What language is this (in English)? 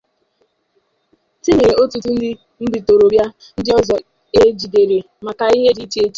Igbo